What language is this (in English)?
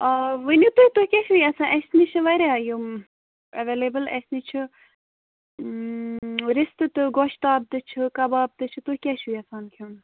Kashmiri